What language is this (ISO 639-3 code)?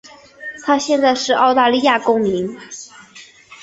zho